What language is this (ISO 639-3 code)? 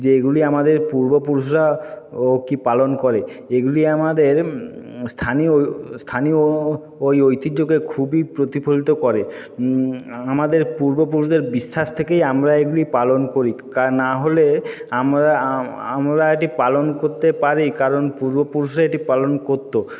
ben